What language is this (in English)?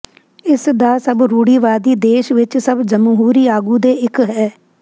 Punjabi